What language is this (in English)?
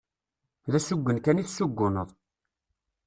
Kabyle